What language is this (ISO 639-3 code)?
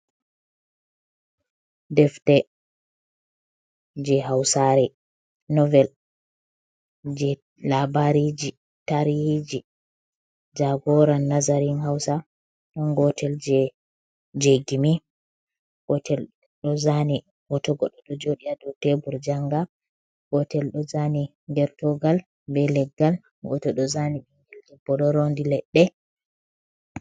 ful